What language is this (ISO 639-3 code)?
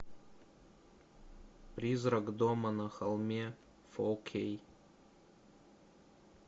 rus